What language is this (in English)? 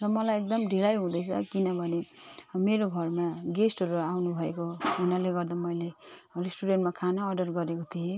Nepali